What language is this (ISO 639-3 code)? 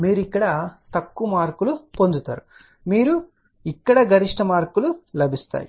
tel